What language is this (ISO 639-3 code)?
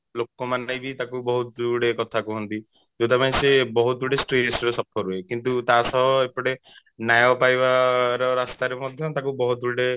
ori